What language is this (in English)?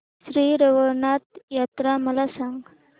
Marathi